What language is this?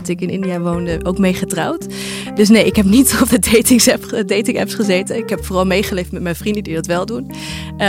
Dutch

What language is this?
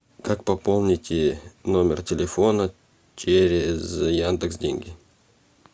Russian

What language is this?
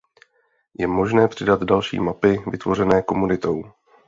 Czech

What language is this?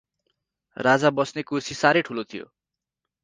Nepali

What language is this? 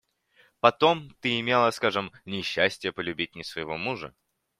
Russian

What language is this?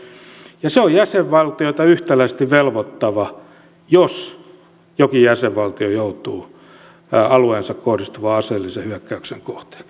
Finnish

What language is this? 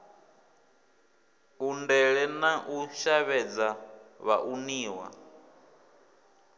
Venda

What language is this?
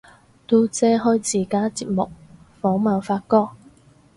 Cantonese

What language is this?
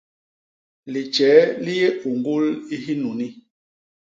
Basaa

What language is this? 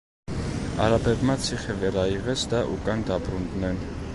Georgian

